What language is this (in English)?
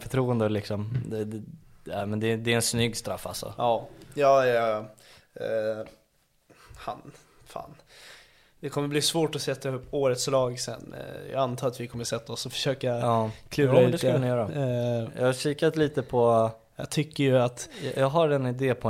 Swedish